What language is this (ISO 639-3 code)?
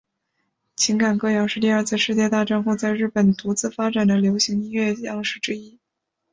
zho